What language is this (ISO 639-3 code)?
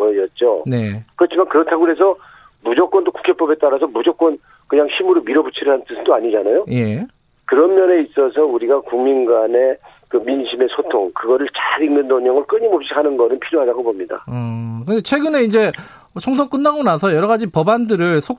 kor